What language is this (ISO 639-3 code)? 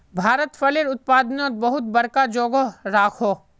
mag